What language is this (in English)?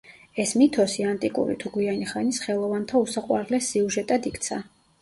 Georgian